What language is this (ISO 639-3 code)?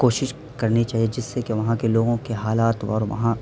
urd